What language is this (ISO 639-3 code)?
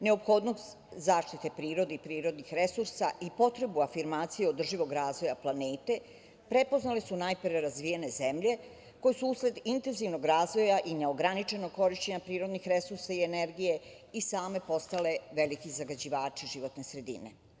srp